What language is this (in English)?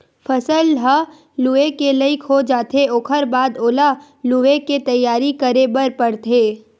Chhattisgarhi